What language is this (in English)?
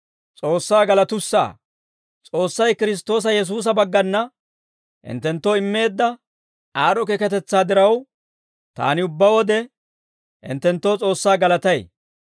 Dawro